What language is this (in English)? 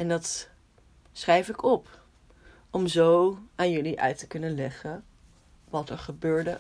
Dutch